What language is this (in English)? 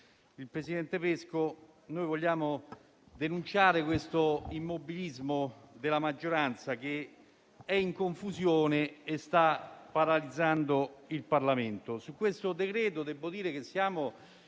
Italian